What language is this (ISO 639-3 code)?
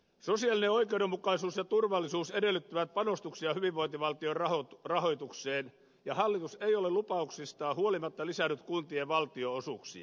fin